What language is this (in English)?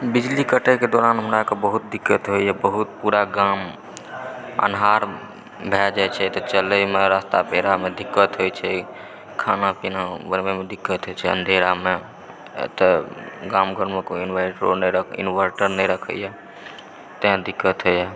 Maithili